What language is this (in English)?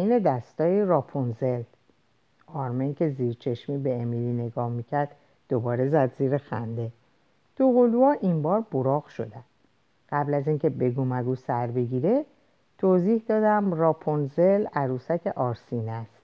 Persian